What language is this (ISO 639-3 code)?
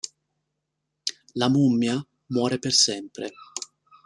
ita